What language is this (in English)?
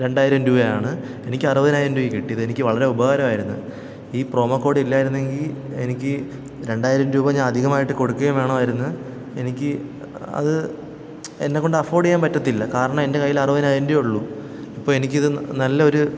Malayalam